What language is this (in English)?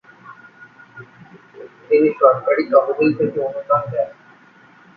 Bangla